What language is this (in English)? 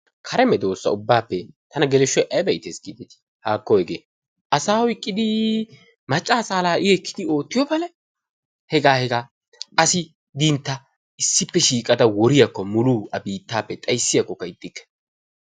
Wolaytta